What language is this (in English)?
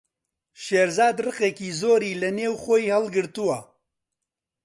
Central Kurdish